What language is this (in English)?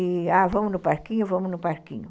Portuguese